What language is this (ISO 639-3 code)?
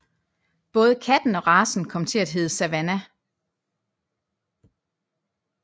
dan